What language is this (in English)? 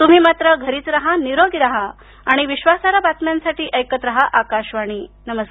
Marathi